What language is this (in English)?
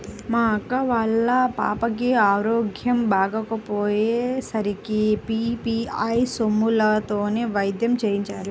Telugu